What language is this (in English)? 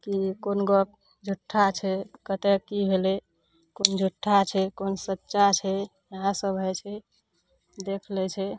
Maithili